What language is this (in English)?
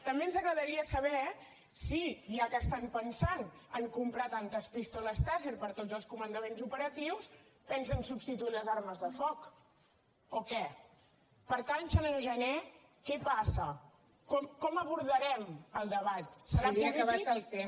Catalan